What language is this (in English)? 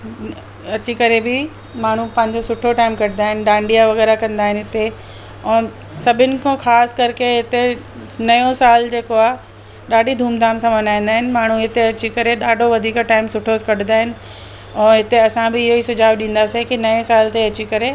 Sindhi